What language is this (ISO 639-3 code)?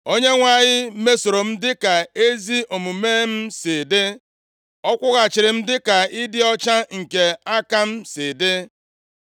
ibo